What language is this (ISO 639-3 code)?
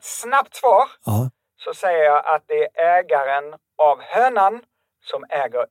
swe